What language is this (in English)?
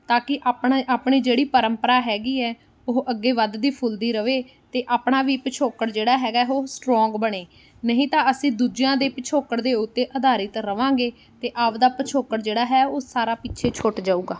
Punjabi